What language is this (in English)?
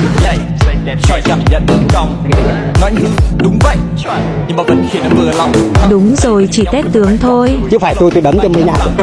Vietnamese